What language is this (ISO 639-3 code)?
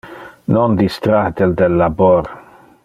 ina